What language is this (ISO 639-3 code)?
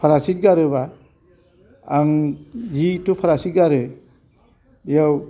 brx